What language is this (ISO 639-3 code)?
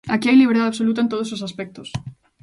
glg